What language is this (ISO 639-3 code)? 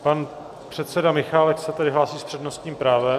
ces